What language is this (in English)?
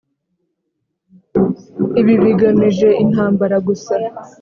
Kinyarwanda